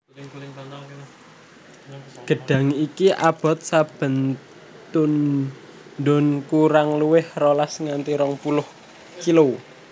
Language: Javanese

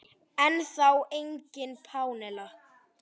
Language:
Icelandic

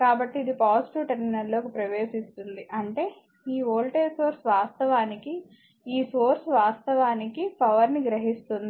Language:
Telugu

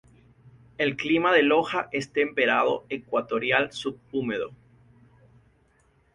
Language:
Spanish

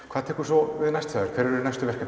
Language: Icelandic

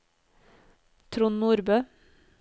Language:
Norwegian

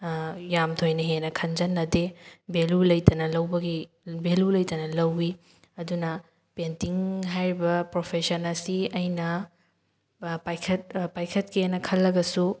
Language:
Manipuri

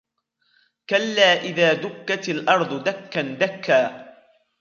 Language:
Arabic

